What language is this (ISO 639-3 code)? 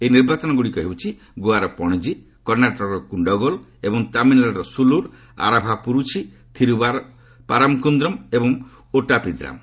ori